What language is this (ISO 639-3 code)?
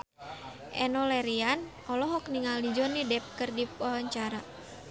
sun